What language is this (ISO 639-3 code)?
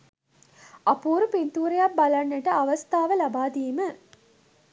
sin